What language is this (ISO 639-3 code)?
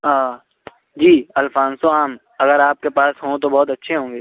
urd